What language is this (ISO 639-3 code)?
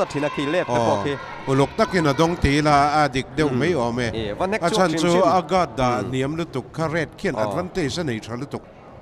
tha